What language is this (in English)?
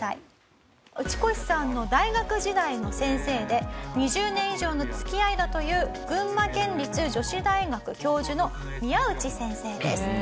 Japanese